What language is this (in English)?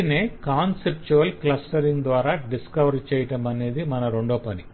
Telugu